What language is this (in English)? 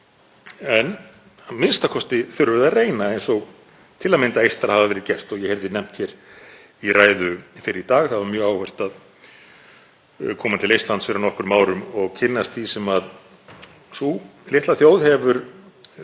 Icelandic